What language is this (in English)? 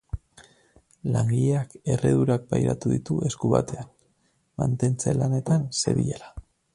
Basque